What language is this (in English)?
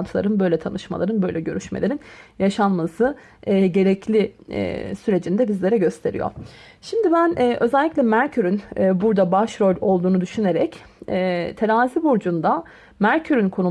Turkish